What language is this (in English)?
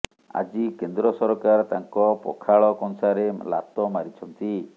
Odia